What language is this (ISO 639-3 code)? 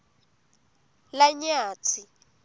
ssw